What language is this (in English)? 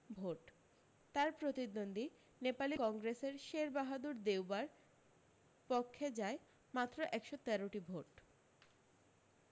Bangla